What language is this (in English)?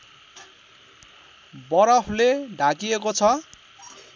Nepali